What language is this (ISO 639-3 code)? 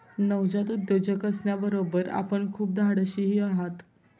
mar